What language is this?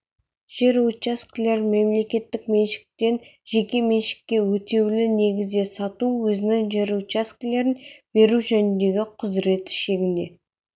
Kazakh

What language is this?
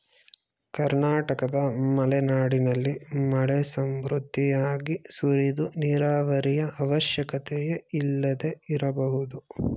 Kannada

